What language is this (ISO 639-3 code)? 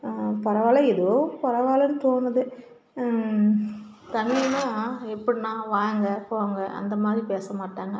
tam